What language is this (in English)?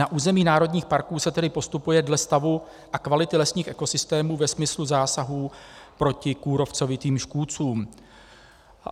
Czech